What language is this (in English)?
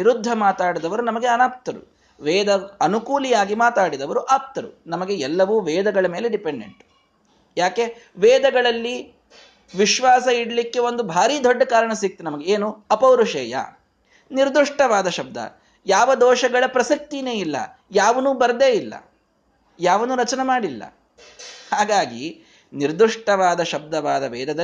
Kannada